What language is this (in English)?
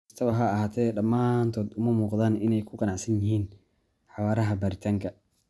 Somali